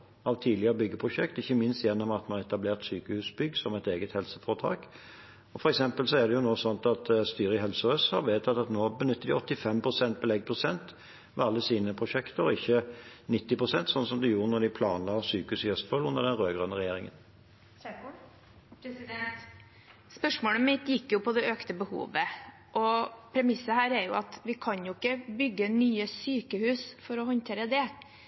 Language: Norwegian Bokmål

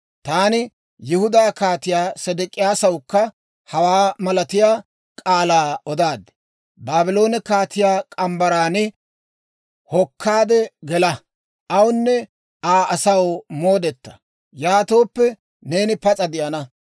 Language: Dawro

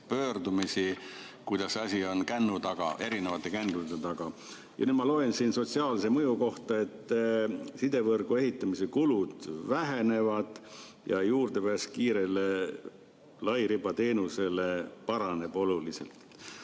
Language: Estonian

